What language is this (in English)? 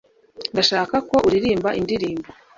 Kinyarwanda